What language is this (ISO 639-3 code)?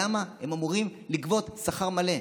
heb